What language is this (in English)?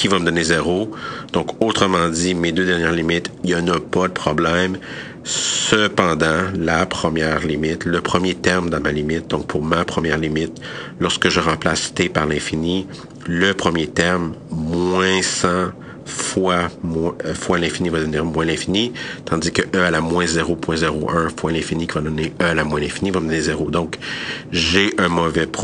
French